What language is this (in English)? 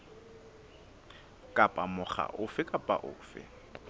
Southern Sotho